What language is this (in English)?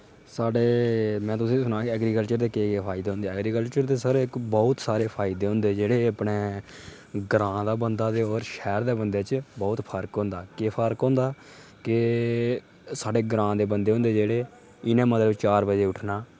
Dogri